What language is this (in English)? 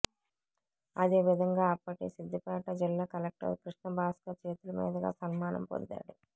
Telugu